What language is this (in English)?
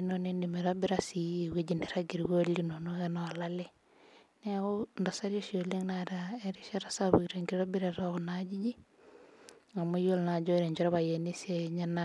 Masai